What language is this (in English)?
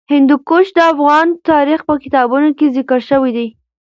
Pashto